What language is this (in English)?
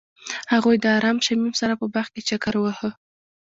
Pashto